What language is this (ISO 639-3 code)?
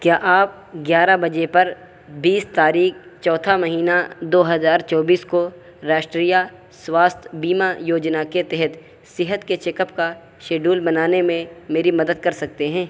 urd